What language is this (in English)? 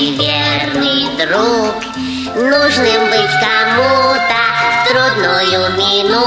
Russian